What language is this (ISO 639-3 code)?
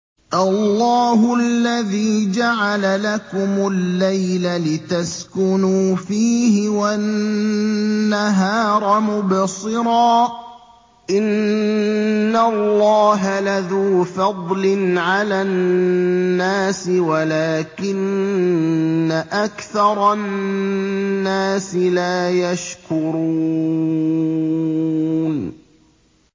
ara